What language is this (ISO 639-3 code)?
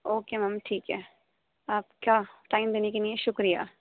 urd